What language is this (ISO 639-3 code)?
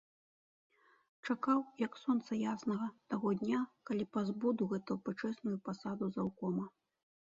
bel